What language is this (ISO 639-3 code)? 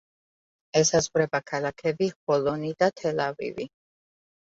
kat